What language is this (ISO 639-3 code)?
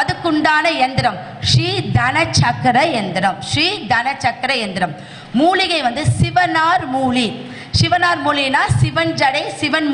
tam